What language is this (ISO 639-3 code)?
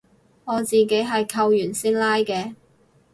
yue